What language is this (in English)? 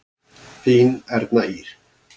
Icelandic